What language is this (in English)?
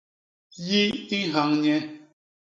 Basaa